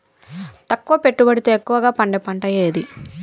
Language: Telugu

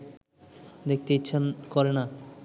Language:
Bangla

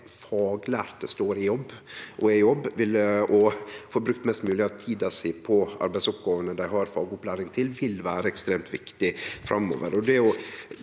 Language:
Norwegian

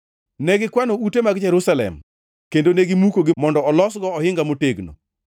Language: Luo (Kenya and Tanzania)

